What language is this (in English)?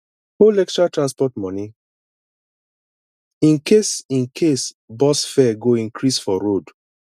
Nigerian Pidgin